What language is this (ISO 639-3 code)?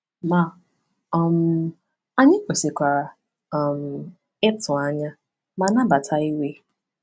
ibo